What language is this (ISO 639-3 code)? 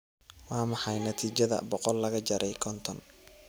som